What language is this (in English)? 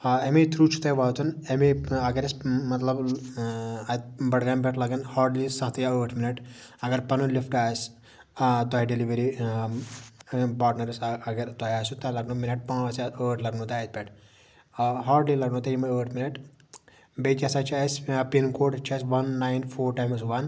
Kashmiri